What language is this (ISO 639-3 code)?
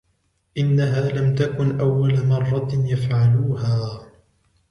ara